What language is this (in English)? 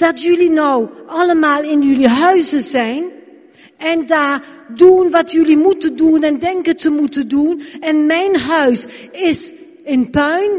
Dutch